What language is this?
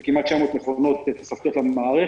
Hebrew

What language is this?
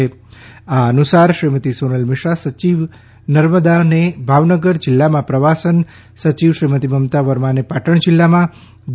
Gujarati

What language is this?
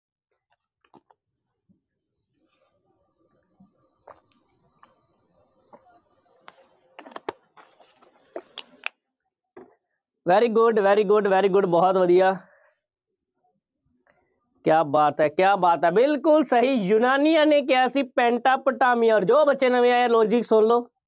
Punjabi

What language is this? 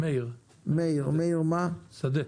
Hebrew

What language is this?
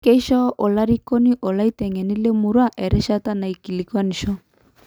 Masai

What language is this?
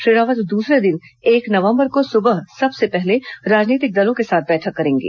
Hindi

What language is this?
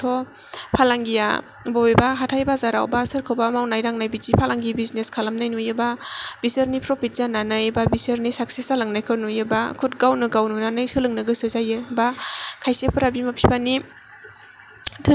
Bodo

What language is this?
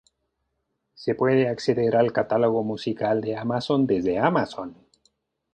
Spanish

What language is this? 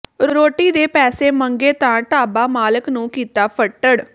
Punjabi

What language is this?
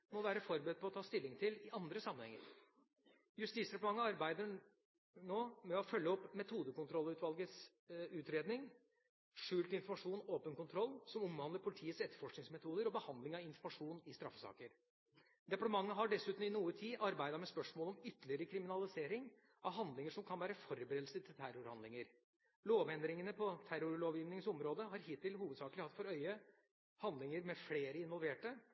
Norwegian Bokmål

